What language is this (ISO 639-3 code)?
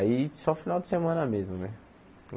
por